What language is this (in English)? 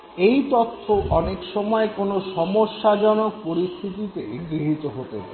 Bangla